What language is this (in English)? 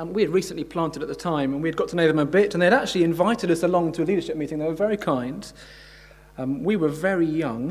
English